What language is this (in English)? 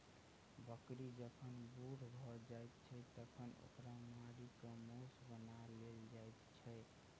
Maithili